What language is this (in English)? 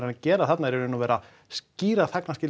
Icelandic